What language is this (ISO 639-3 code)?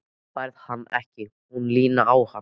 isl